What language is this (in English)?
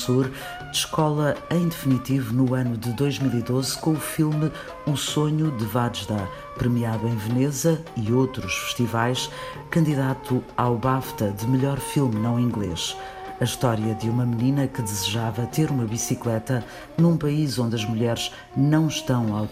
Portuguese